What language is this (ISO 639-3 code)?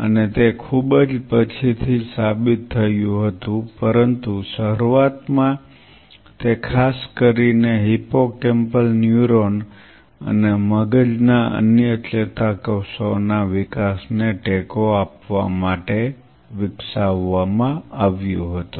guj